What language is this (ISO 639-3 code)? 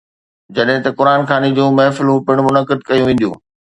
snd